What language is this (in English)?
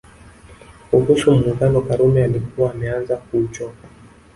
Swahili